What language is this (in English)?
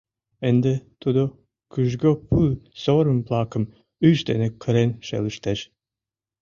Mari